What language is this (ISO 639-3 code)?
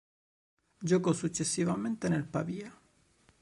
ita